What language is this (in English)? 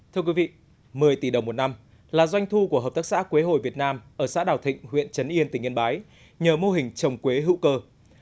Vietnamese